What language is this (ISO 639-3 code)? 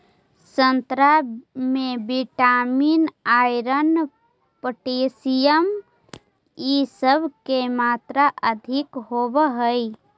mag